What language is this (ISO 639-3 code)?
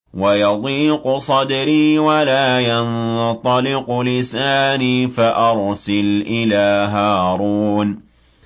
ara